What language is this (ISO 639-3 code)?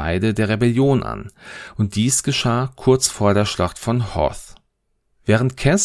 deu